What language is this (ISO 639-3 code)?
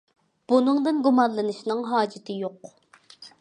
uig